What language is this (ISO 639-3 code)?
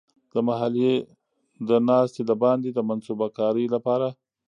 pus